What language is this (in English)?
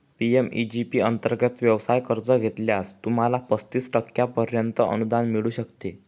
Marathi